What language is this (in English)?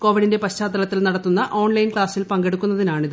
Malayalam